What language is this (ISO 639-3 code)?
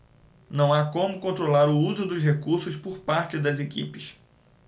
por